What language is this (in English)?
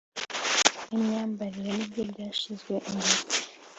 Kinyarwanda